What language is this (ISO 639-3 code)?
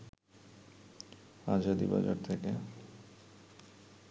ben